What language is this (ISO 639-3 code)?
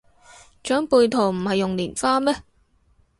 yue